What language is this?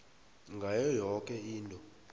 South Ndebele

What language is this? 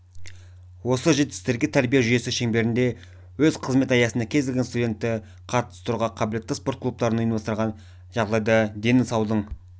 Kazakh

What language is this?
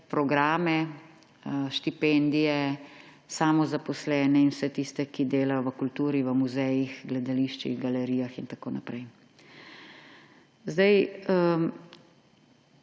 Slovenian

